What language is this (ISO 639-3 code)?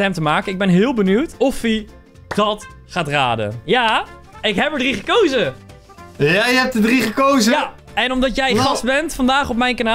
nld